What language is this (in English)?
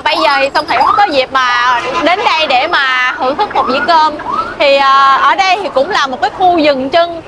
Vietnamese